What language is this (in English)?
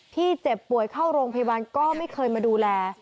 Thai